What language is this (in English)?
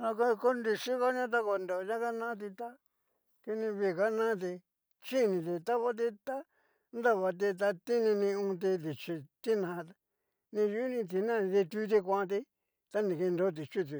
Cacaloxtepec Mixtec